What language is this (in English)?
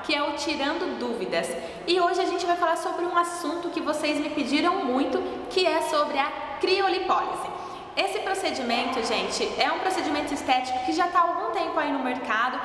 Portuguese